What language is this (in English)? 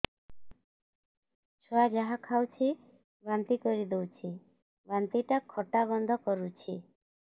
Odia